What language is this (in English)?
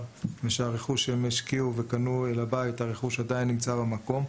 Hebrew